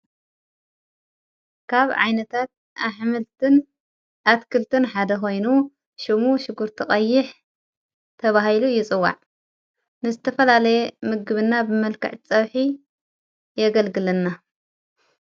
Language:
Tigrinya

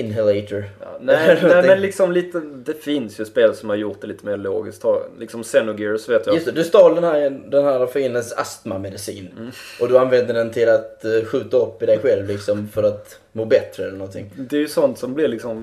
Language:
Swedish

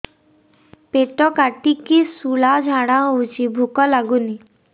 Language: Odia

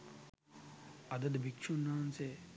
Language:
Sinhala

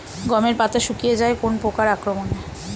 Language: Bangla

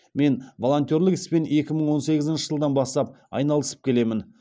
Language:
Kazakh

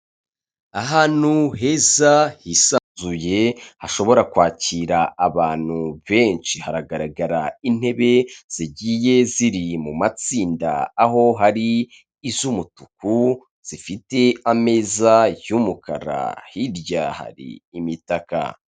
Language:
Kinyarwanda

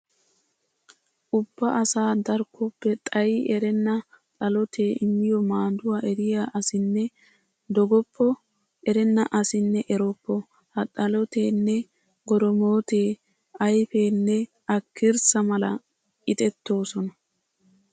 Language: Wolaytta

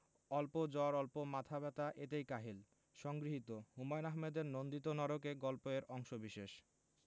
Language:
Bangla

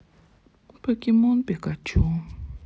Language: Russian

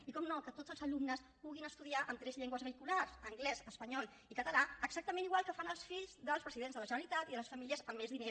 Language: Catalan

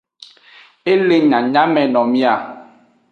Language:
Aja (Benin)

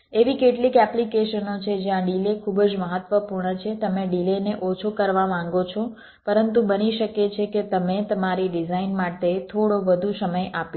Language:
Gujarati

